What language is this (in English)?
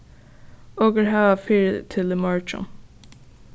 Faroese